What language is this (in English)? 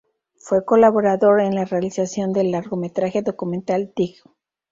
Spanish